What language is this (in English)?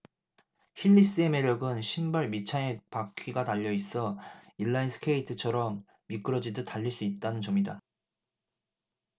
Korean